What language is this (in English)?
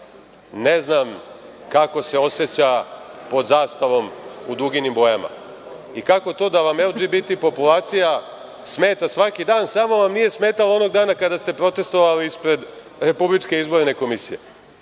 Serbian